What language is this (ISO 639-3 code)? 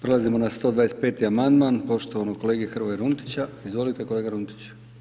hrv